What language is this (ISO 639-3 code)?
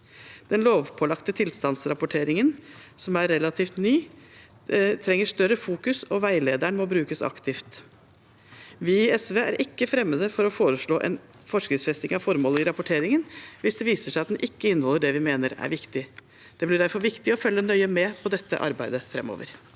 nor